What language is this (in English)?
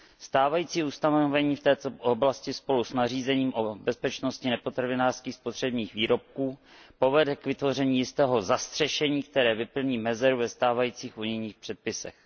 Czech